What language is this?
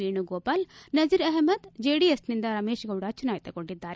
Kannada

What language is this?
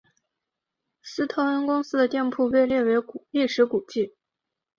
Chinese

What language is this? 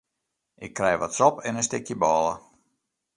Western Frisian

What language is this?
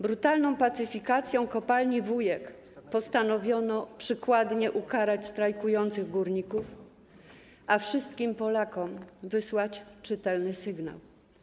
Polish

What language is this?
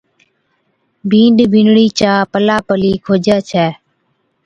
Od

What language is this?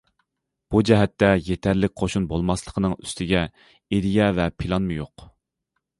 Uyghur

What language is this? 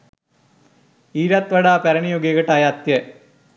Sinhala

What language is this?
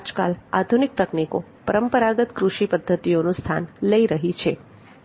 Gujarati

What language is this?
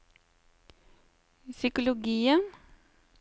Norwegian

